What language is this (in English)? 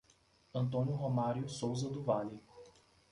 Portuguese